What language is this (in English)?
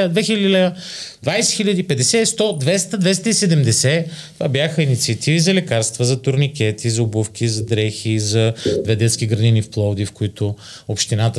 Bulgarian